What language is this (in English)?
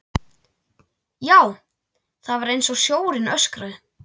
Icelandic